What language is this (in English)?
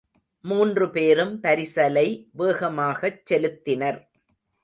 Tamil